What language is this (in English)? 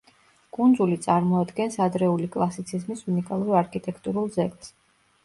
Georgian